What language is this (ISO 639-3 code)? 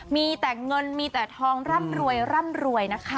tha